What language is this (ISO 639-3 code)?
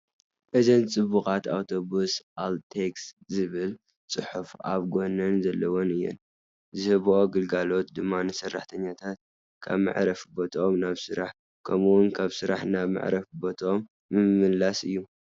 tir